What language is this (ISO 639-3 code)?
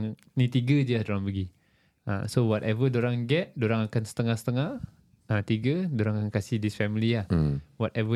msa